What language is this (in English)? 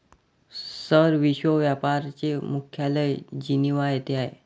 Marathi